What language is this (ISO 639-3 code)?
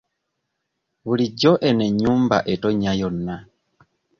lug